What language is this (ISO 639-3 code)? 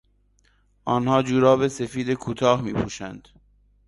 fas